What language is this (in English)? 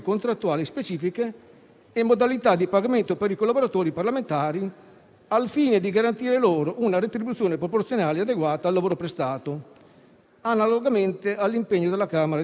Italian